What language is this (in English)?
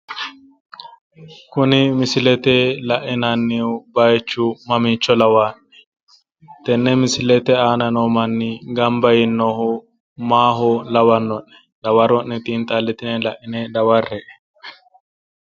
Sidamo